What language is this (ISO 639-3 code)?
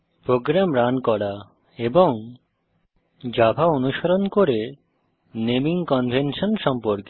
ben